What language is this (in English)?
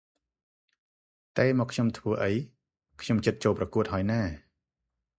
Khmer